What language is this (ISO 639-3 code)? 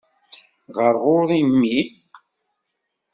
kab